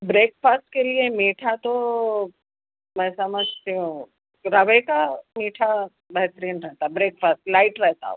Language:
Urdu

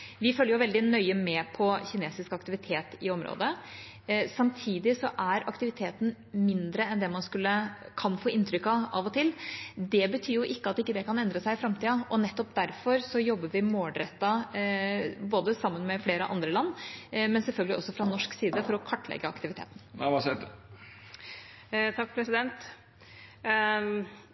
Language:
Norwegian Bokmål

